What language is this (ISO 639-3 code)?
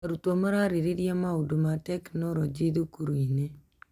kik